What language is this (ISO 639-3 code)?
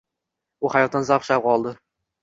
uzb